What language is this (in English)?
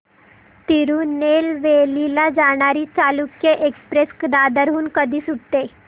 Marathi